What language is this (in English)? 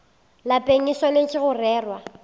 Northern Sotho